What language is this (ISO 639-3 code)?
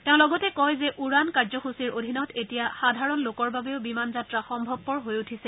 asm